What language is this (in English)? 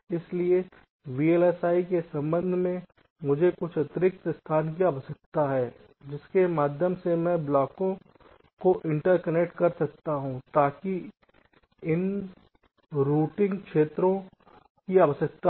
Hindi